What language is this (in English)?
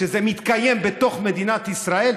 Hebrew